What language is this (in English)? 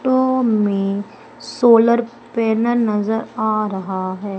Hindi